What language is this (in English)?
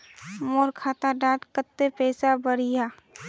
Magahi